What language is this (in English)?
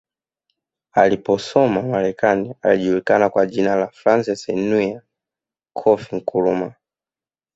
Swahili